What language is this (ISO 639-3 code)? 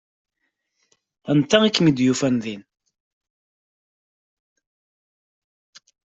kab